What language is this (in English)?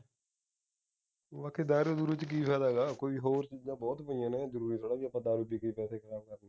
Punjabi